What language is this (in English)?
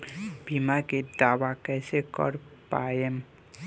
Bhojpuri